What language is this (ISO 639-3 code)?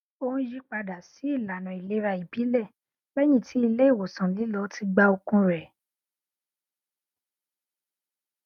yor